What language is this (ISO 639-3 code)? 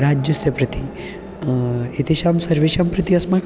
san